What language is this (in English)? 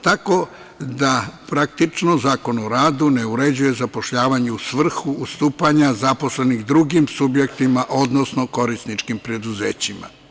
Serbian